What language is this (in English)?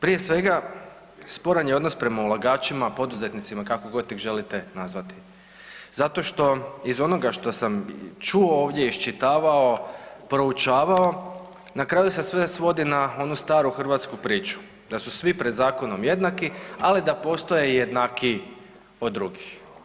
Croatian